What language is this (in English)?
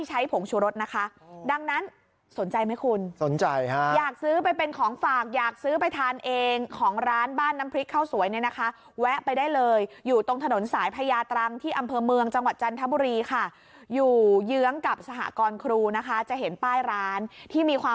Thai